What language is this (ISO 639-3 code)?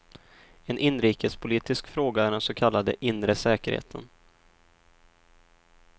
swe